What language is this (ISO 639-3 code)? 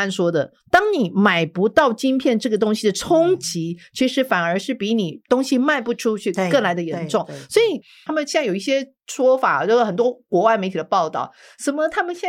zho